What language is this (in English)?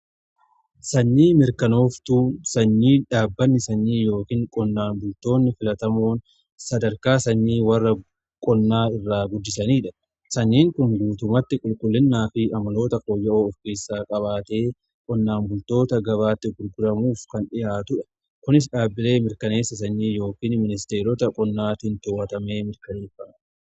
Oromo